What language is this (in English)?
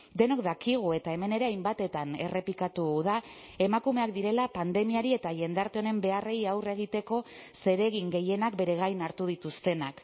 Basque